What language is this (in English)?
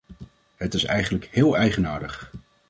Dutch